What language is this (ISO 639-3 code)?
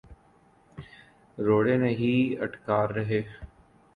urd